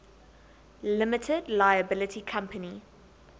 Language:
English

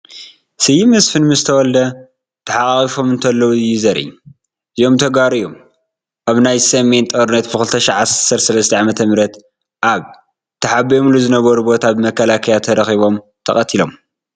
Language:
Tigrinya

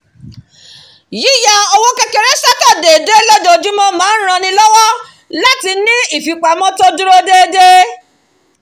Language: Yoruba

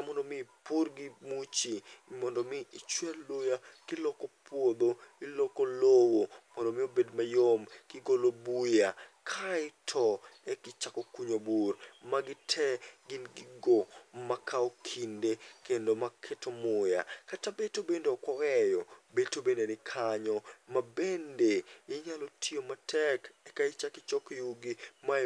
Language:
Luo (Kenya and Tanzania)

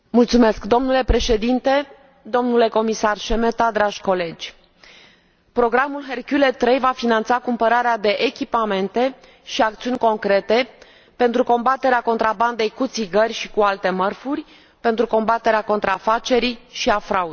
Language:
Romanian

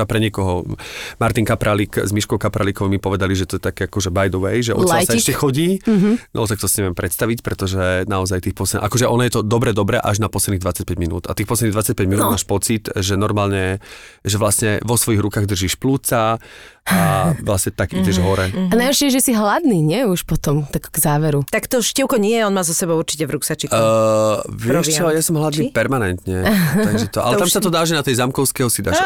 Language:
Slovak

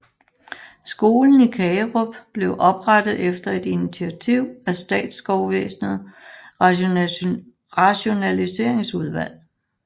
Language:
Danish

